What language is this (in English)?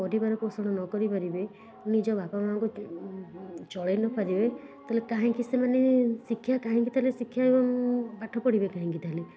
Odia